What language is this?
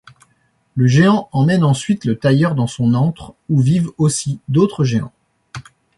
French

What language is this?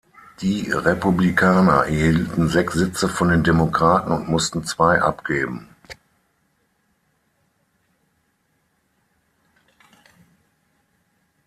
German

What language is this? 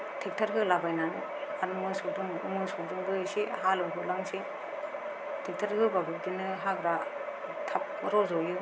Bodo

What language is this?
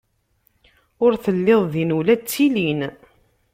Kabyle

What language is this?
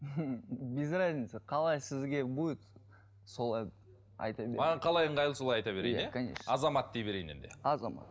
Kazakh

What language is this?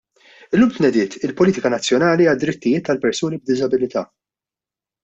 Maltese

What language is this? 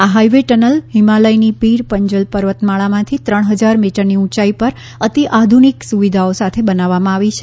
Gujarati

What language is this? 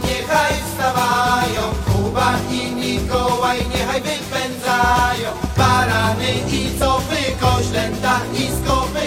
Ukrainian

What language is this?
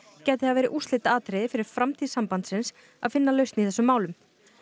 Icelandic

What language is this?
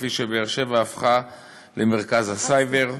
Hebrew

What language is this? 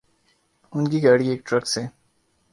Urdu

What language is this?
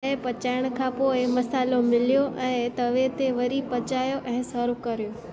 Sindhi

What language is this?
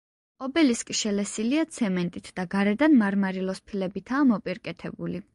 Georgian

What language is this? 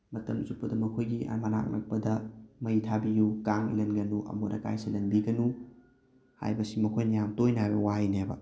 Manipuri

